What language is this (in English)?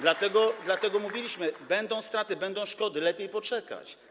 Polish